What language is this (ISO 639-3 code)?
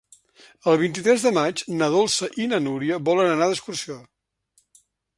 cat